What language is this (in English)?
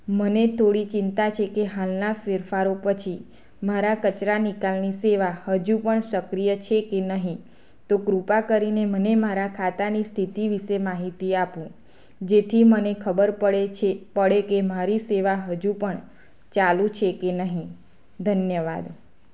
Gujarati